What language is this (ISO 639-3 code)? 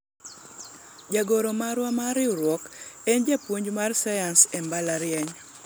luo